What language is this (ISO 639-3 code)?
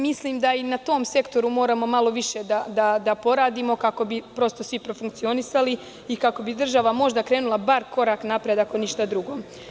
srp